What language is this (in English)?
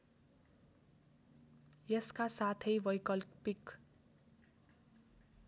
Nepali